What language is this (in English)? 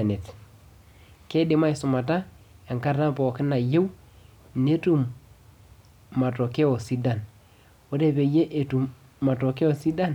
Masai